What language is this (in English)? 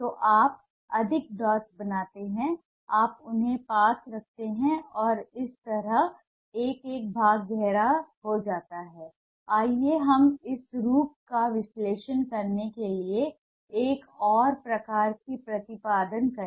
Hindi